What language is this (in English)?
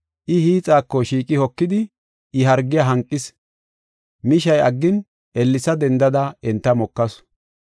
Gofa